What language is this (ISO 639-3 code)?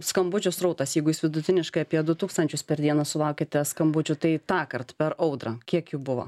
lit